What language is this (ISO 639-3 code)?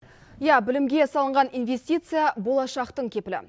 kaz